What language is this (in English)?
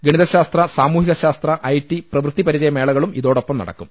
Malayalam